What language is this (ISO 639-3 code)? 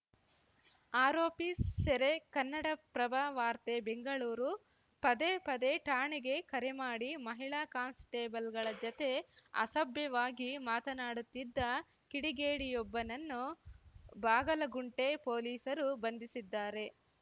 kan